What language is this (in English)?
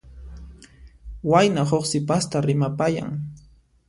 Puno Quechua